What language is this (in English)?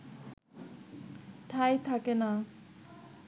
Bangla